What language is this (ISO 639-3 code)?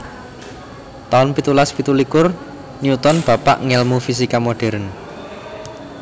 jav